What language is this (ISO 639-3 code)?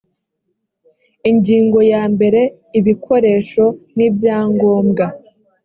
kin